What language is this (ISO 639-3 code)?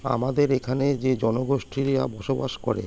ben